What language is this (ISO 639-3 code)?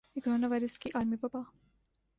urd